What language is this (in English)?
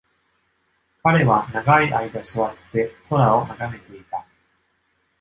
Japanese